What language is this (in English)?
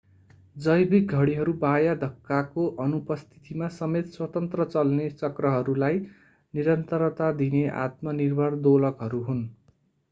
Nepali